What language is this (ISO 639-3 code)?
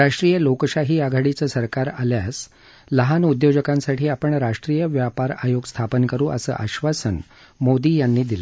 mar